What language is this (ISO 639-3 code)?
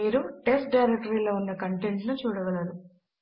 tel